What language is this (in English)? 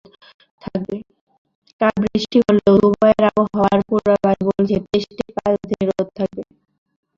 Bangla